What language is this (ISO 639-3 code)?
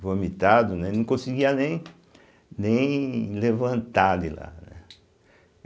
por